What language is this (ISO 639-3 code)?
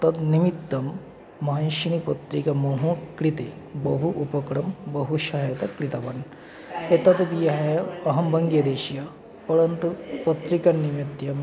san